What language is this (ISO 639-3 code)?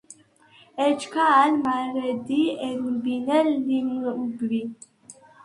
sva